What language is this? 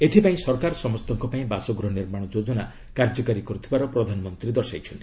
Odia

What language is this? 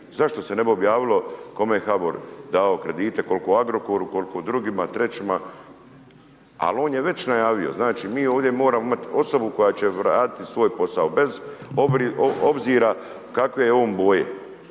Croatian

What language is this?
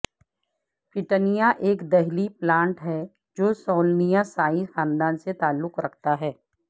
Urdu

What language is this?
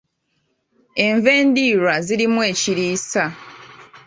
Ganda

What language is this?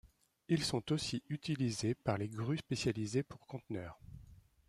French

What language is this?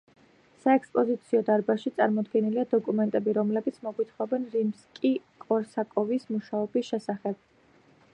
Georgian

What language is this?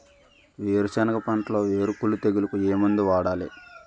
Telugu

